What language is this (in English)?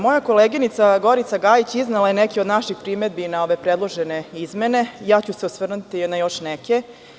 Serbian